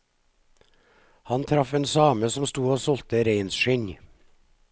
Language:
Norwegian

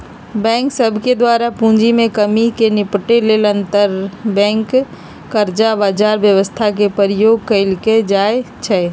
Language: Magahi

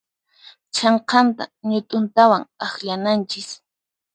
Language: Puno Quechua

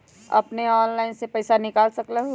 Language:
Magahi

